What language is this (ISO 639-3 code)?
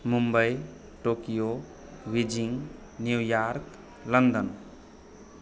mai